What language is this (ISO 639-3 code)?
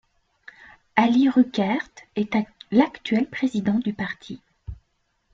fra